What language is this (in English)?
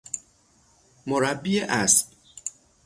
Persian